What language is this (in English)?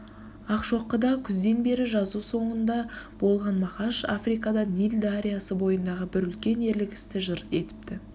Kazakh